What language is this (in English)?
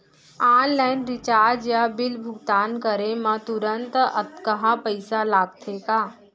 Chhattisgarhi